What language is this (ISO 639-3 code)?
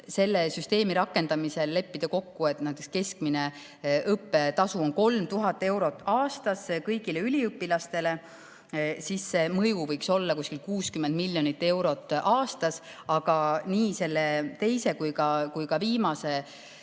est